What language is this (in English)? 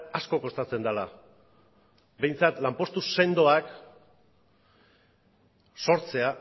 Basque